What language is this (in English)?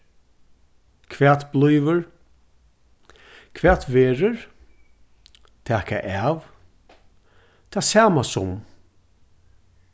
Faroese